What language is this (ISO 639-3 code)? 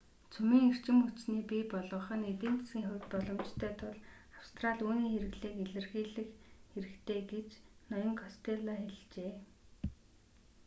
mon